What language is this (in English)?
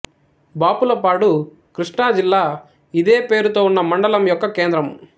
Telugu